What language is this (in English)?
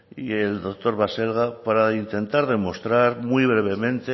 Spanish